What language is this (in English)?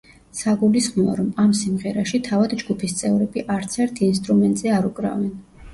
Georgian